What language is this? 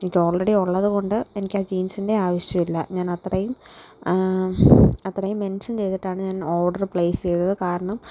Malayalam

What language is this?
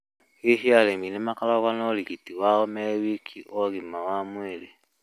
Kikuyu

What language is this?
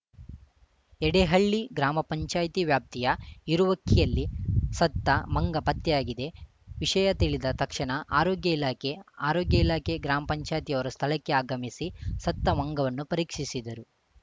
Kannada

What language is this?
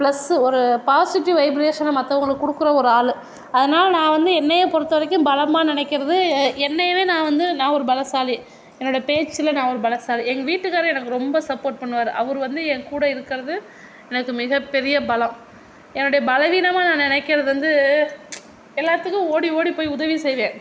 Tamil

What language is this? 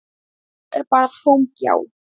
Icelandic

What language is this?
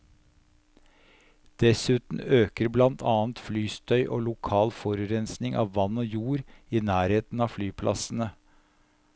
Norwegian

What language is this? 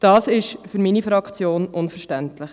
Swiss German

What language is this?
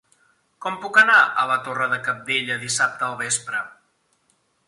Catalan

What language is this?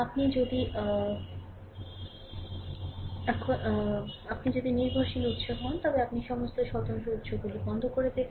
Bangla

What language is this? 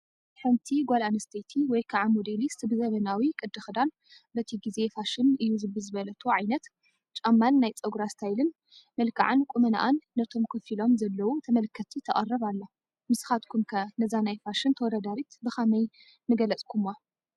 Tigrinya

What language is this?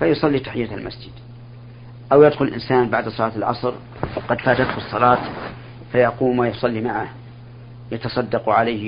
Arabic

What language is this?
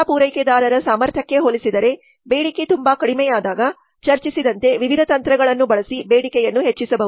Kannada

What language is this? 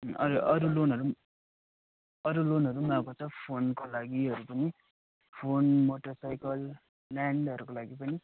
Nepali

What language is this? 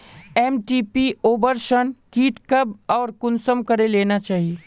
Magahi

